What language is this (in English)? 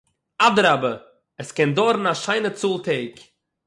Yiddish